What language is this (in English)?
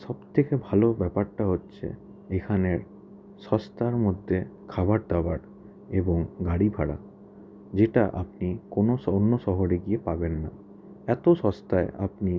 Bangla